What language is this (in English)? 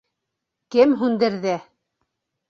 Bashkir